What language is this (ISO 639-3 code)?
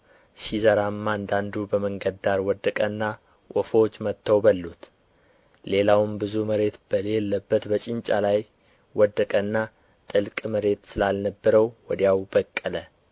amh